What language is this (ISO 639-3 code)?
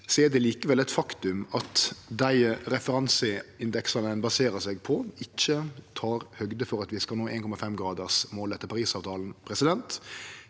nor